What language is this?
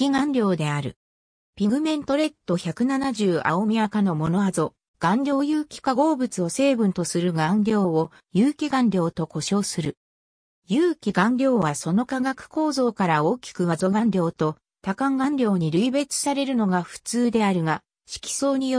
Japanese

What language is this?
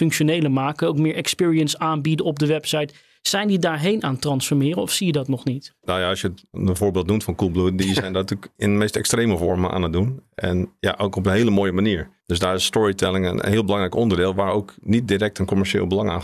Dutch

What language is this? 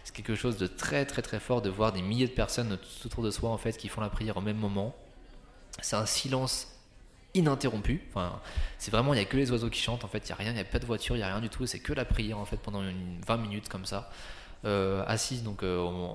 French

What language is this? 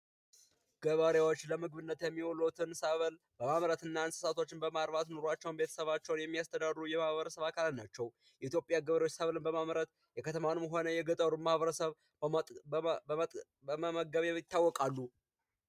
Amharic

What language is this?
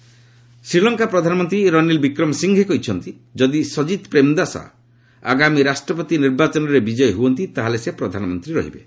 Odia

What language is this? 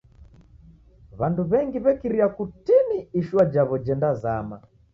Taita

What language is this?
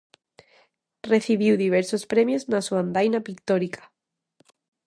Galician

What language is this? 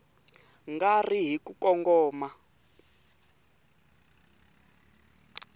Tsonga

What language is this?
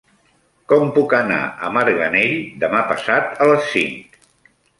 Catalan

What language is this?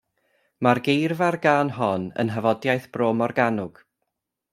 Welsh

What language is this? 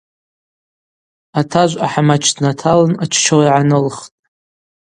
Abaza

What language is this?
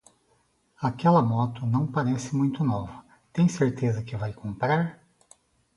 Portuguese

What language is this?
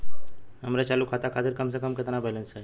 Bhojpuri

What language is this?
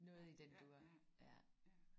Danish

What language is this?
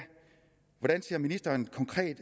Danish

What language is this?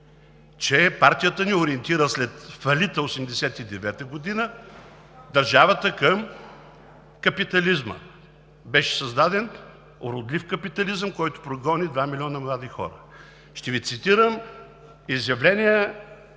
Bulgarian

